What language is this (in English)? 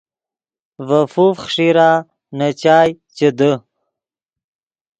Yidgha